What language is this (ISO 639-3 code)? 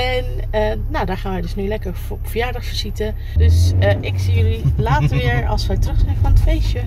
nld